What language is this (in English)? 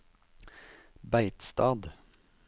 Norwegian